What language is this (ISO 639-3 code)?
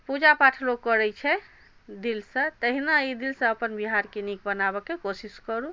mai